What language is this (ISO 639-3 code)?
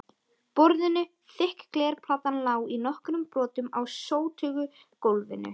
isl